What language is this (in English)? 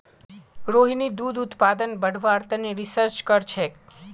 Magahi